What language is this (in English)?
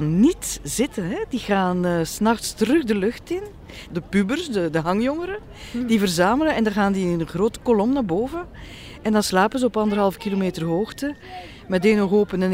Dutch